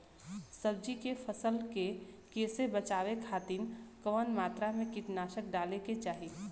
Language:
Bhojpuri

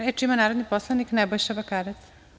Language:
Serbian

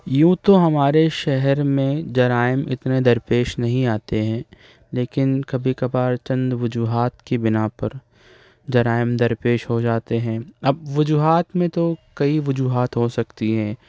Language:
Urdu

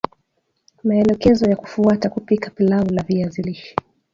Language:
Swahili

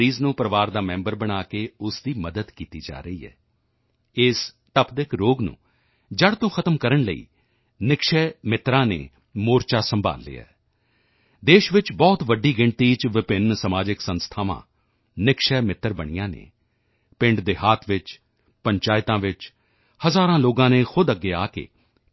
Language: Punjabi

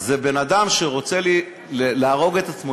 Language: Hebrew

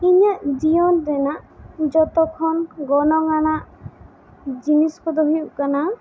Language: Santali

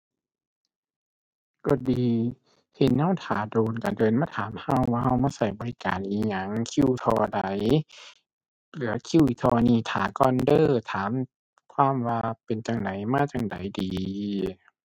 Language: Thai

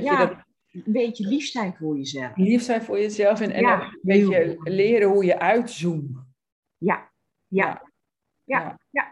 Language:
Dutch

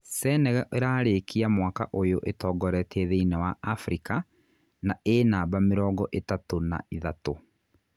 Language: Kikuyu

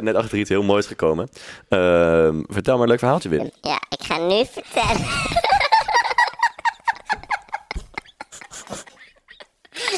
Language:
Dutch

